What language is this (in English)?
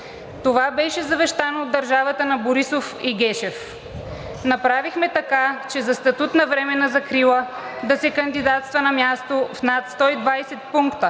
Bulgarian